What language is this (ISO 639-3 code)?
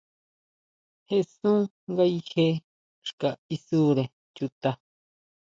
mau